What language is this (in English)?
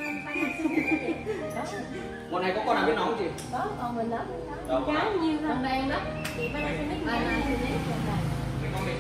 Vietnamese